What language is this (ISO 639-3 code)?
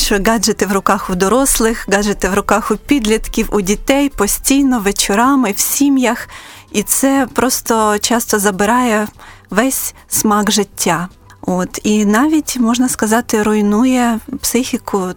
ukr